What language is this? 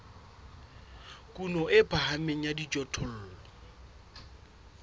Southern Sotho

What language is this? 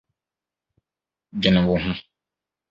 Akan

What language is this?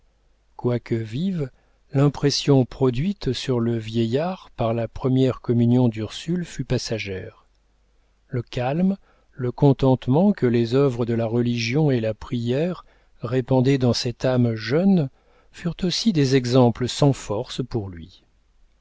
French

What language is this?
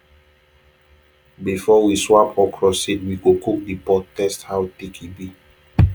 Nigerian Pidgin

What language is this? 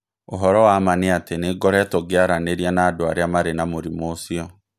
Kikuyu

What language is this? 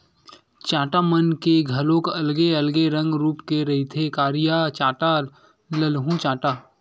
Chhattisgarhi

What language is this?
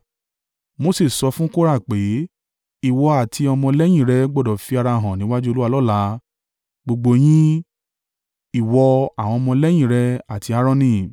Yoruba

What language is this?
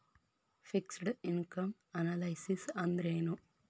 Kannada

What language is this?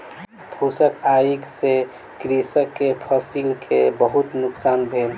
Maithili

